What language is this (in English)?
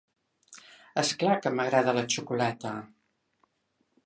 Catalan